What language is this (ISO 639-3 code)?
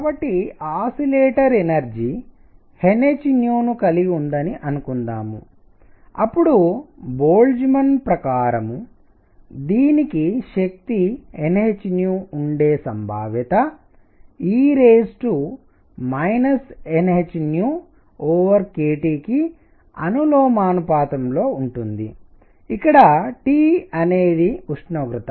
tel